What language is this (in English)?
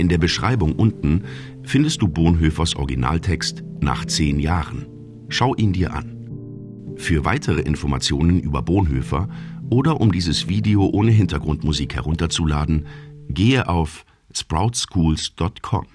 German